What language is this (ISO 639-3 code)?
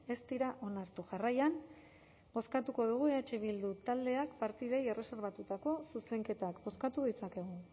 eus